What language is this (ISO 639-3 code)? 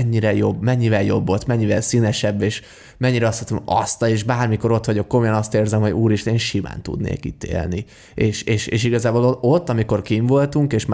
hun